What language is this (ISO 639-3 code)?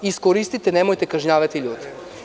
srp